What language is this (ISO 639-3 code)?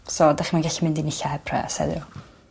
cym